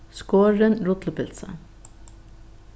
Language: Faroese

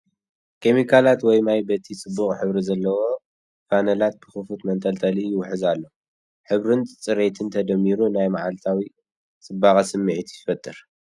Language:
Tigrinya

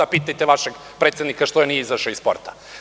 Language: Serbian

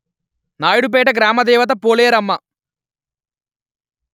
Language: Telugu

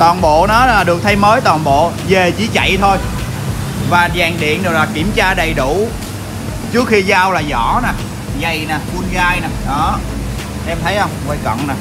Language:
Vietnamese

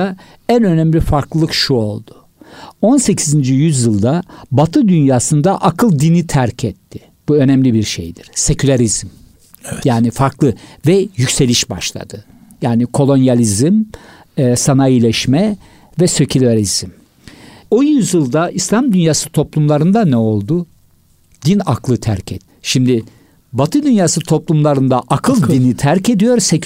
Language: Turkish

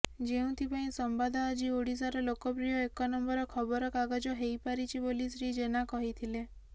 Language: Odia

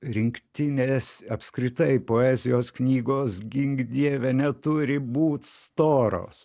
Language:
Lithuanian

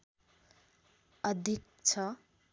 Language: Nepali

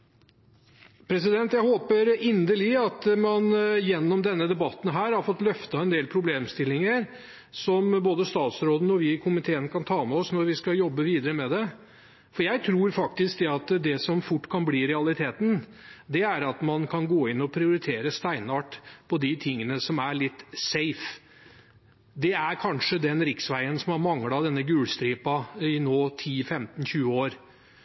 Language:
Norwegian Bokmål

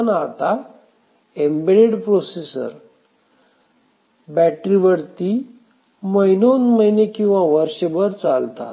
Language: Marathi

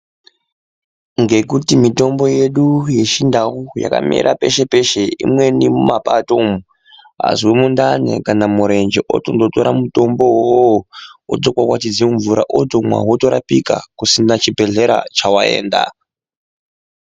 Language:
Ndau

